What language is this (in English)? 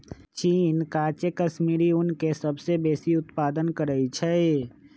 Magahi